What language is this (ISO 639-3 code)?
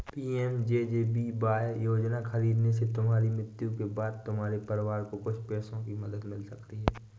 hin